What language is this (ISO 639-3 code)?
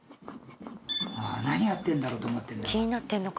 jpn